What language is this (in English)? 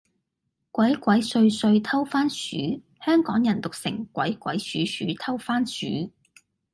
Cantonese